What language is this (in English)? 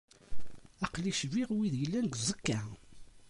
Kabyle